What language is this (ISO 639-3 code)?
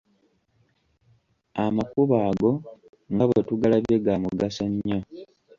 lug